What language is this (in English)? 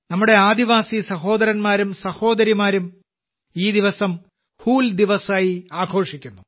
Malayalam